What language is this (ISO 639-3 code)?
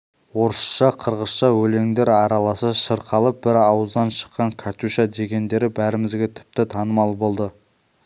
kaz